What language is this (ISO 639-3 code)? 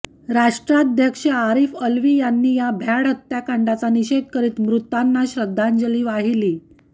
mar